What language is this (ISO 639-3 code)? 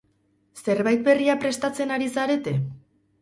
eus